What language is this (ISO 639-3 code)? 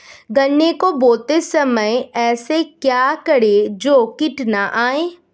hin